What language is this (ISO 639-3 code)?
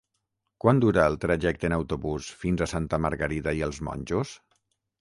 cat